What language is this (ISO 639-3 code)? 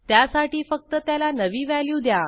mar